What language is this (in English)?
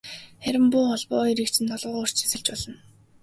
Mongolian